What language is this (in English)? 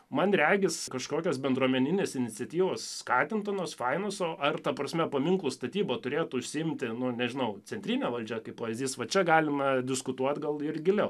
Lithuanian